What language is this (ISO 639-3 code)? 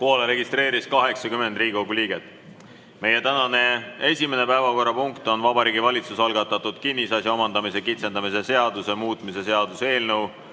est